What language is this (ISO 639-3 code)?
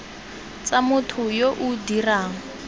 tsn